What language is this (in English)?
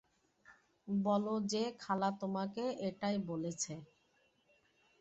Bangla